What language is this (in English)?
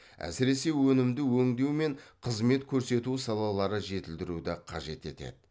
Kazakh